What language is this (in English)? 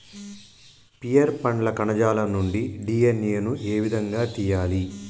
Telugu